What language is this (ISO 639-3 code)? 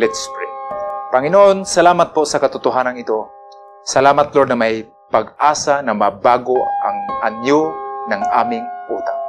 fil